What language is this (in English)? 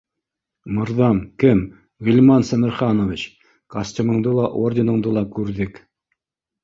Bashkir